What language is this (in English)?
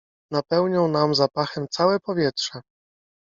Polish